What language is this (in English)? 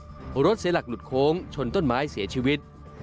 Thai